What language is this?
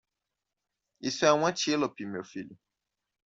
Portuguese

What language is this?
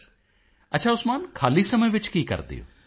Punjabi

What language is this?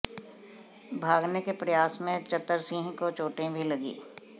Hindi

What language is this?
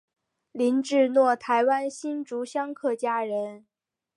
Chinese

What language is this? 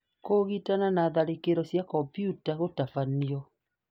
Kikuyu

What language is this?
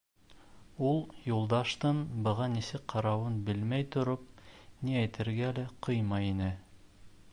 Bashkir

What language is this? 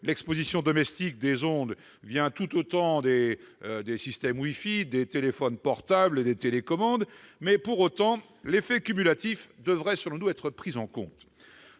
French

